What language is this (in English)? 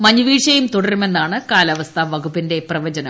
Malayalam